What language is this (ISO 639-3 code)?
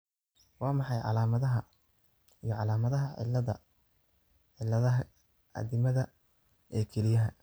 som